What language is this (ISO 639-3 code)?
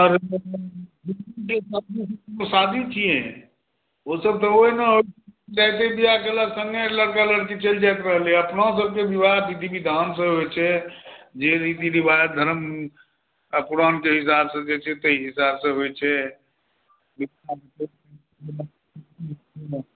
mai